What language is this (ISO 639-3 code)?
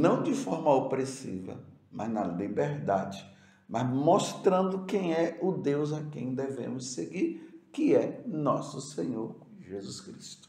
por